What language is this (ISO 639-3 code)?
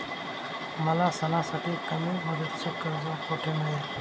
mar